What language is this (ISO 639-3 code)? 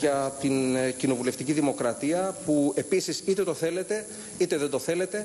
ell